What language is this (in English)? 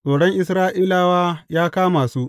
Hausa